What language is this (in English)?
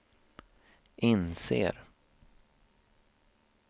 Swedish